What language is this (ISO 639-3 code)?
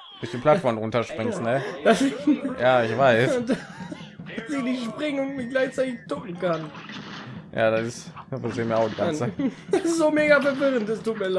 deu